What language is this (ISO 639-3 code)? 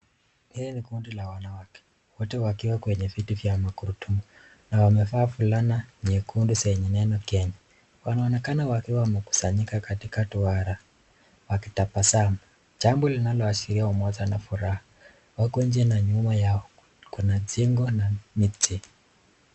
swa